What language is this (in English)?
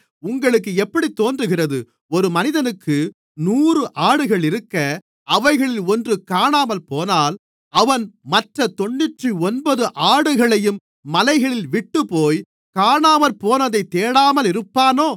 Tamil